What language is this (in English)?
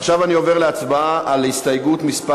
Hebrew